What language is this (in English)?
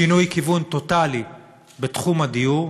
Hebrew